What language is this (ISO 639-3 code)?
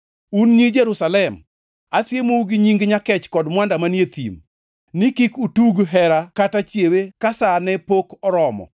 luo